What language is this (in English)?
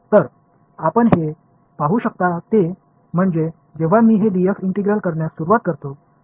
Marathi